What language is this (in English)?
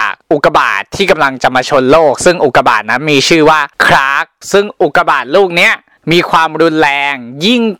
Thai